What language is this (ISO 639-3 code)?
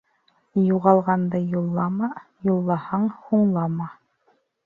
bak